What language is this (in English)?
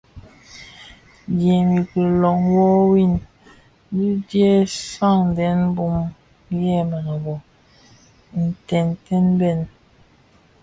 Bafia